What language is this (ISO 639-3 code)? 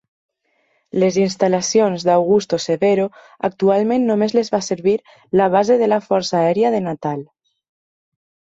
cat